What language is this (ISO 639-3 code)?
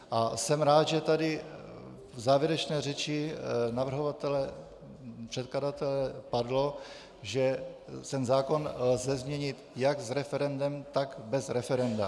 ces